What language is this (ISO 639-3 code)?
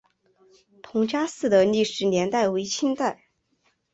zho